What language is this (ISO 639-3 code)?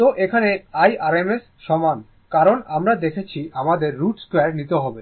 ben